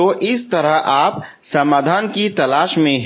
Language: Hindi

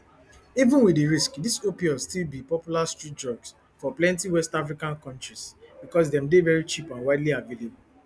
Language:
Nigerian Pidgin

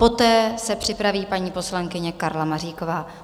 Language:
Czech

